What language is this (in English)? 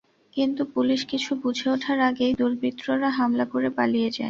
Bangla